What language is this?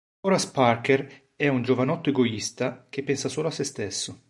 Italian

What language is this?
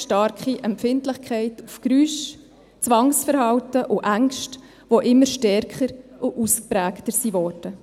Swiss German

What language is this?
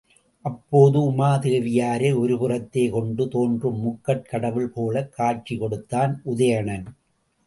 Tamil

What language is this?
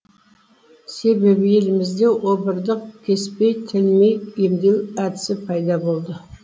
Kazakh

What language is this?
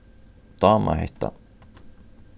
Faroese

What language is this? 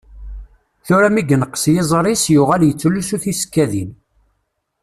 Kabyle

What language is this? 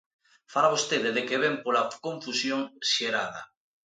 Galician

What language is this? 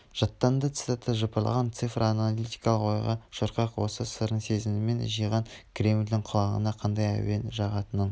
Kazakh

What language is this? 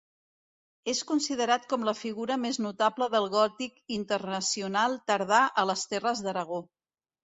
Catalan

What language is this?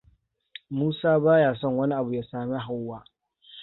Hausa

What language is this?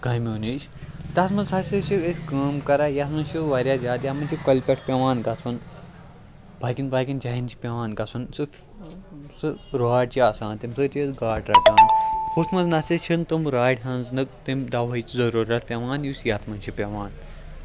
Kashmiri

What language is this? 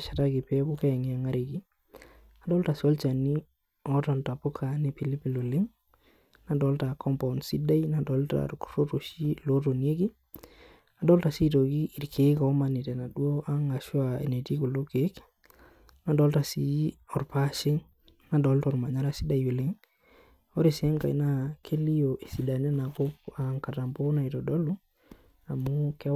Masai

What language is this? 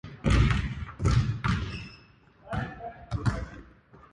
Japanese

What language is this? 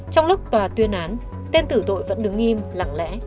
Vietnamese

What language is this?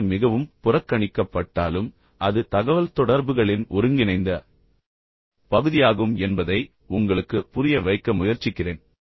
Tamil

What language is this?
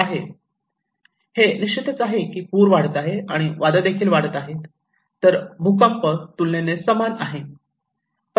Marathi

